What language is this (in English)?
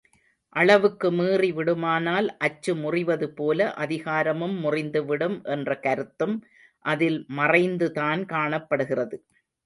Tamil